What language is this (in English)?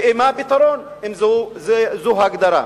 Hebrew